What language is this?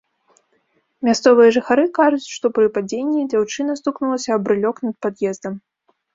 Belarusian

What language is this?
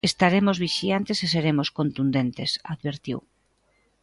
Galician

